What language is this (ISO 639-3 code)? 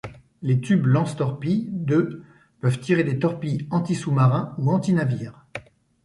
fra